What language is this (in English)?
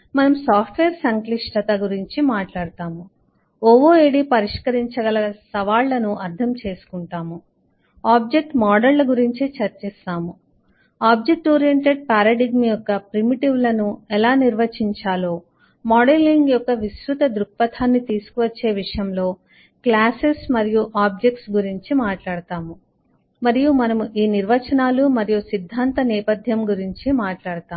Telugu